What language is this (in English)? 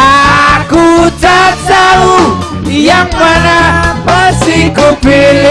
Indonesian